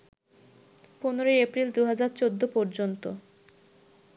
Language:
Bangla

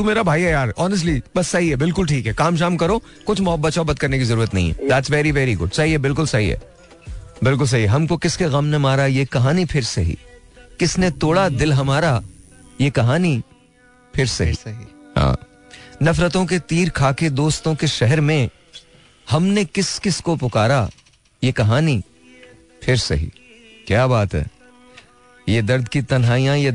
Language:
Hindi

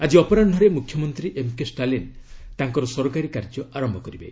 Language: Odia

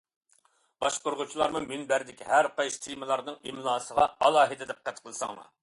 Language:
Uyghur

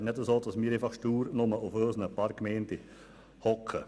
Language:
Swiss German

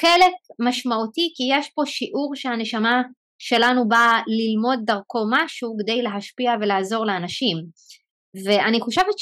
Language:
Hebrew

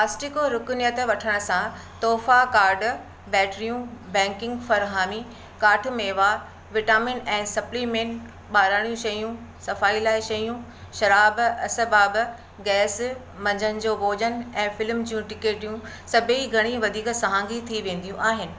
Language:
Sindhi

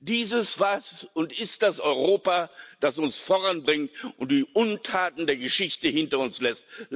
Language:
German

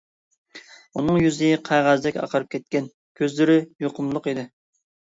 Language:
Uyghur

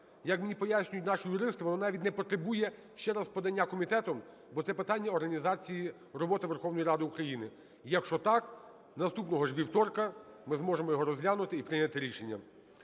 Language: Ukrainian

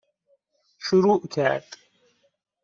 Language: Persian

